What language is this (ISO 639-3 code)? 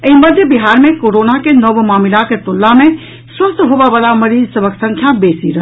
mai